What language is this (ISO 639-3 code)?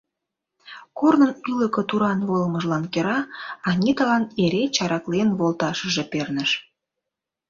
chm